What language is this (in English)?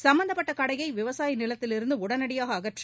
Tamil